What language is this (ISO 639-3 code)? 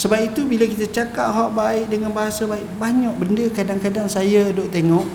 msa